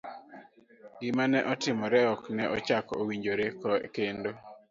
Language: Luo (Kenya and Tanzania)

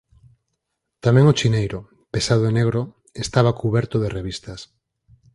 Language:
Galician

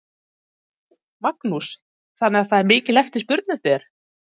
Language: Icelandic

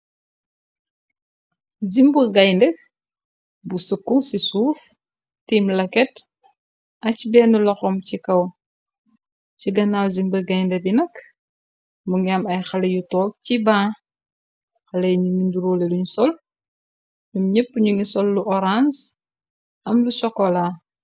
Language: Wolof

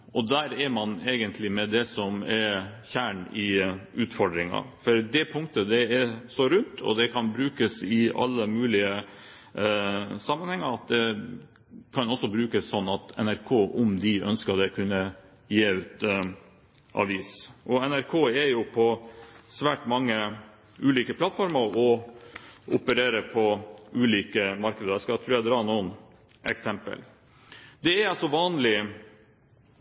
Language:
Norwegian Bokmål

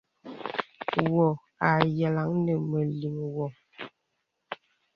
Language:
Bebele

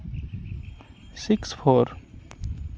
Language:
Santali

